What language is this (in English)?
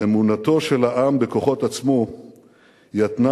Hebrew